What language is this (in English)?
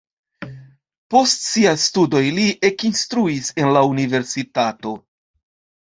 Esperanto